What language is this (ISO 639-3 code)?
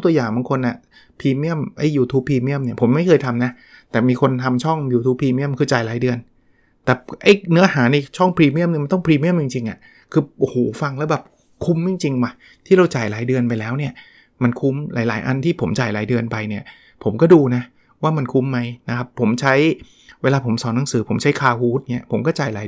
tha